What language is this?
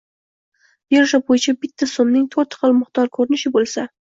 Uzbek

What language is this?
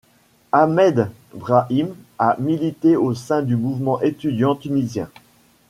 French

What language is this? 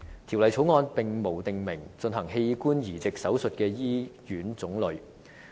Cantonese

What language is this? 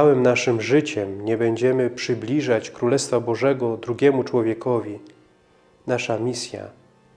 Polish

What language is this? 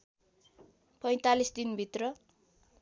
Nepali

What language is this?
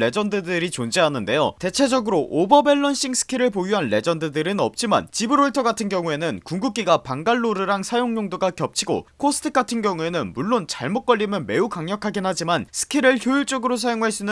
Korean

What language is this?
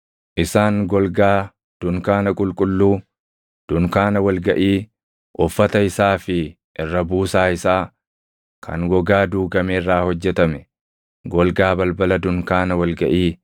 Oromo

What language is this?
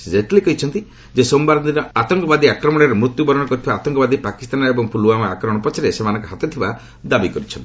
Odia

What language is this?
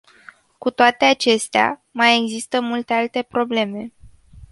Romanian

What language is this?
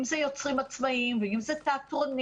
Hebrew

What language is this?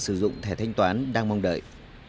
Vietnamese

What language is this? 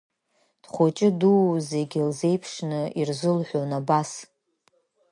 Abkhazian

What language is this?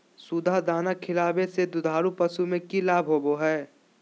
Magahi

